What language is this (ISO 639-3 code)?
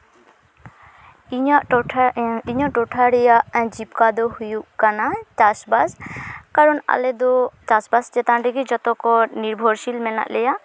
sat